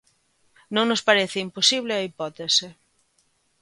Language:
Galician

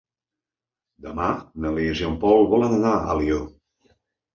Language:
Catalan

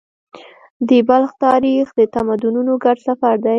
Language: Pashto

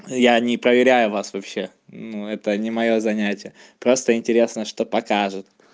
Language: Russian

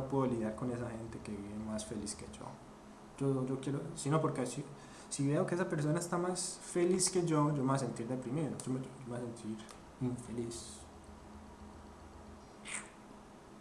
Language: Spanish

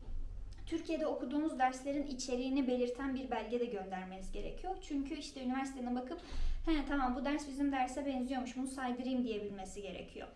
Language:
Turkish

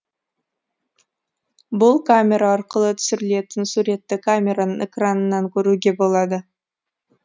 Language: Kazakh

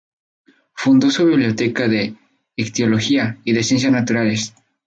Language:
Spanish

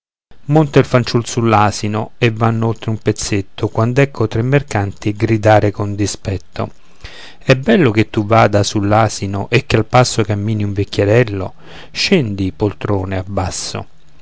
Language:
Italian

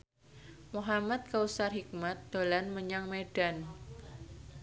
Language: Javanese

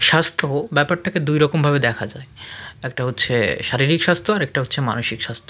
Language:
Bangla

